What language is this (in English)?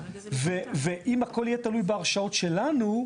Hebrew